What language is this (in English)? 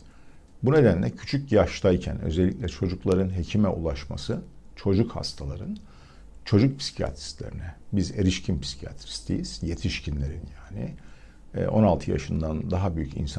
Turkish